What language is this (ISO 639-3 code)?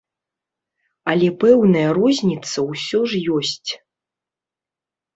bel